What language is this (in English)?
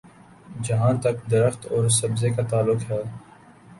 Urdu